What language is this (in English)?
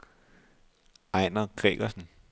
Danish